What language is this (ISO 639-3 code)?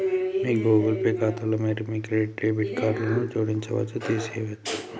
tel